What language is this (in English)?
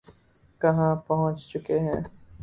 Urdu